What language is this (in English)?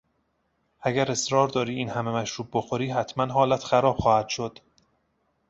Persian